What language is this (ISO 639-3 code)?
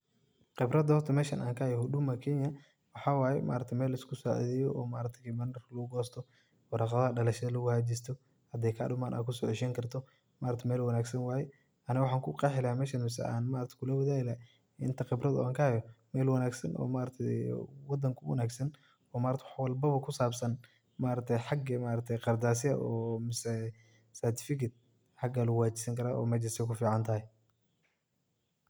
som